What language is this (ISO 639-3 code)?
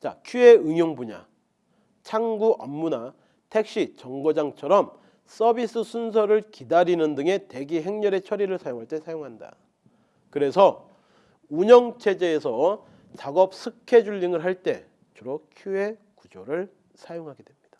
kor